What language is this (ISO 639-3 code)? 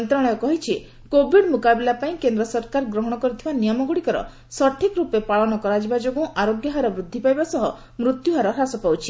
ori